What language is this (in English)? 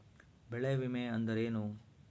Kannada